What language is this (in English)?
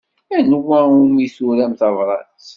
Kabyle